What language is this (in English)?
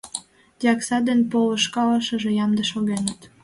Mari